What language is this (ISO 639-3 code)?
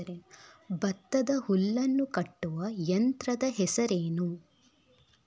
kan